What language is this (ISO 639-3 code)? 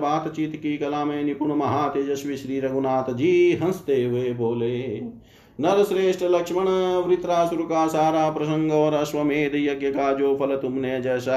hin